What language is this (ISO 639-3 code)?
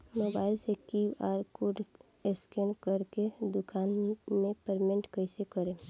bho